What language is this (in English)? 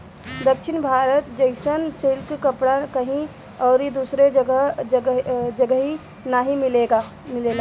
Bhojpuri